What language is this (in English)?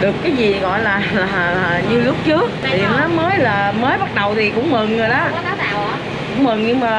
Vietnamese